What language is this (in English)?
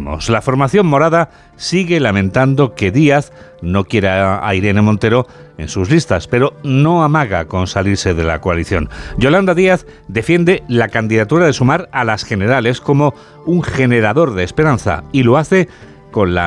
Spanish